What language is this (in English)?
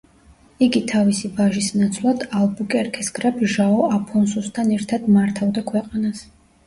Georgian